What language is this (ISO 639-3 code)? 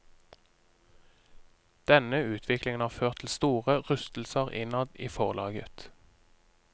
nor